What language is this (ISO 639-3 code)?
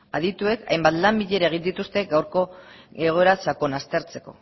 eus